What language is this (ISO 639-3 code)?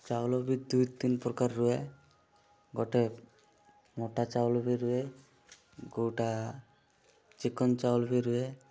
ori